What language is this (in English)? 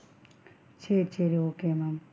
Tamil